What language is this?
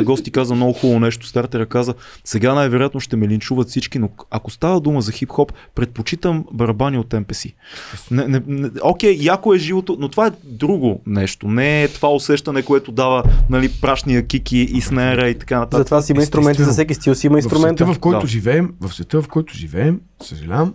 Bulgarian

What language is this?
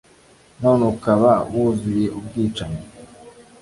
Kinyarwanda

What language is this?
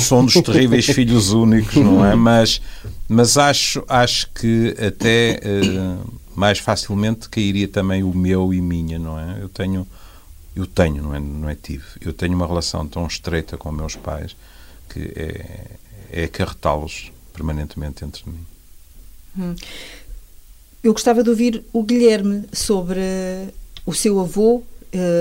Portuguese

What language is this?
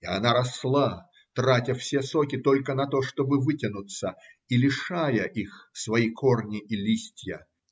Russian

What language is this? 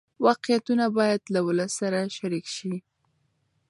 Pashto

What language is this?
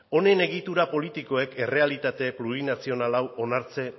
Basque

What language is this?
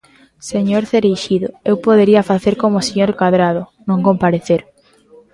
Galician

